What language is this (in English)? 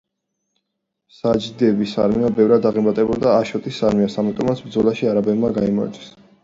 Georgian